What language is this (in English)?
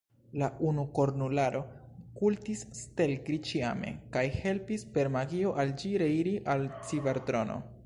Esperanto